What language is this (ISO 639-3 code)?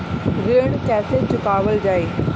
bho